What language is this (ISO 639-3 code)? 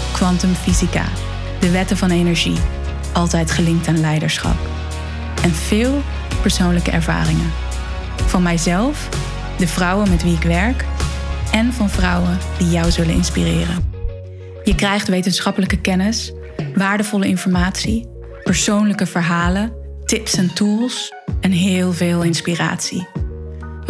nld